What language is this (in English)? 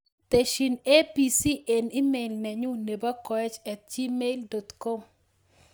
Kalenjin